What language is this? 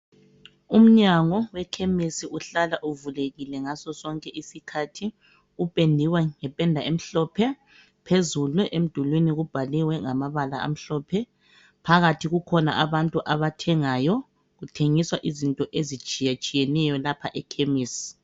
North Ndebele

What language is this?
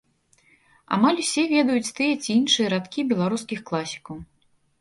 Belarusian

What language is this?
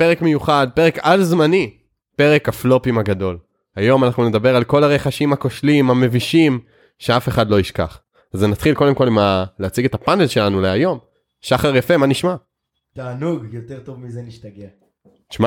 Hebrew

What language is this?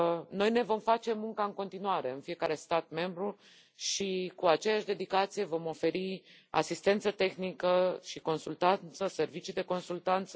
Romanian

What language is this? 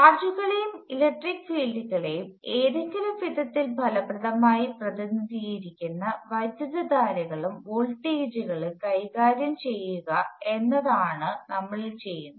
Malayalam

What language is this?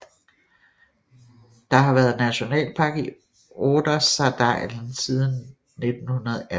Danish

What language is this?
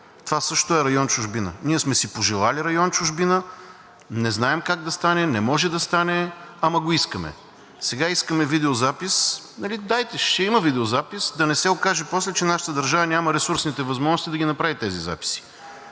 Bulgarian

